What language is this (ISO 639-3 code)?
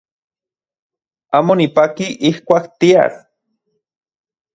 ncx